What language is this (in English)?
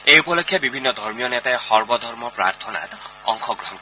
Assamese